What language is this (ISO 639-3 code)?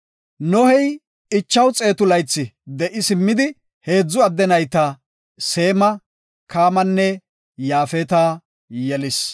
gof